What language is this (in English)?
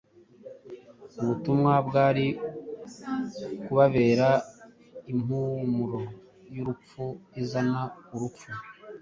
Kinyarwanda